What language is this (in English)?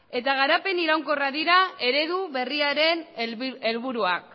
Basque